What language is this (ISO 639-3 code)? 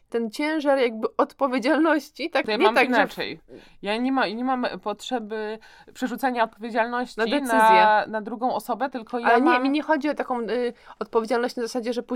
pol